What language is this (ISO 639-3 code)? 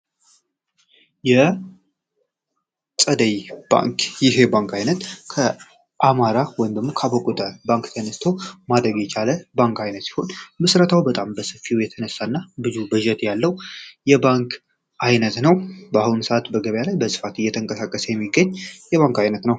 amh